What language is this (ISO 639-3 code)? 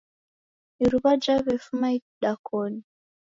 dav